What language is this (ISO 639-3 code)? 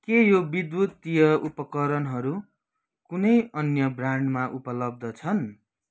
nep